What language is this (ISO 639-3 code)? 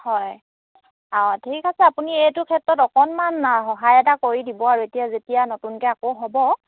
asm